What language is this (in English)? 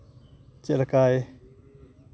Santali